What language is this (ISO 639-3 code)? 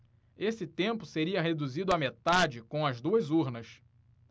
por